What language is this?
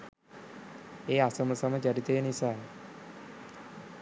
Sinhala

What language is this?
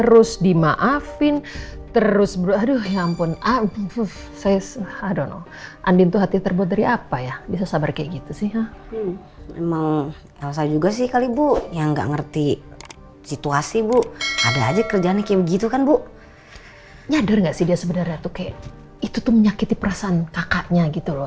Indonesian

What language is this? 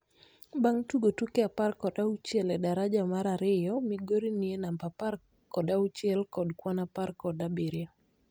Luo (Kenya and Tanzania)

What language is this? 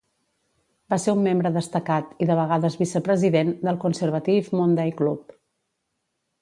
Catalan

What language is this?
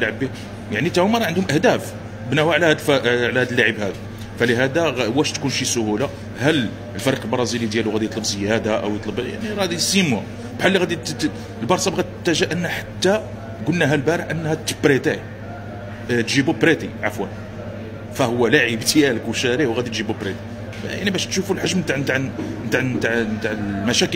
Arabic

